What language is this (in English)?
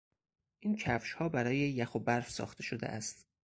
Persian